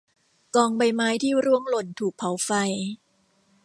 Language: Thai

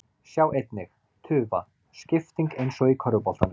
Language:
Icelandic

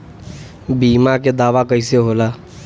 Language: Bhojpuri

